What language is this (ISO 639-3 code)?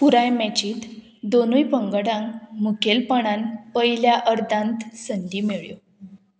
kok